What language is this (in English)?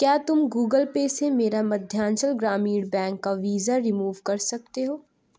Urdu